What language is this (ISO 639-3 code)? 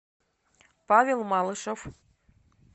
rus